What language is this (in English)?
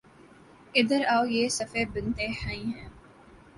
Urdu